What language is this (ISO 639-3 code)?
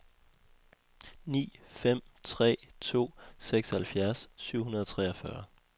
dan